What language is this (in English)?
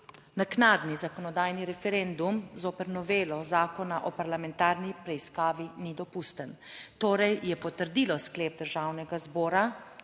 Slovenian